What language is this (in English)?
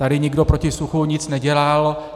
Czech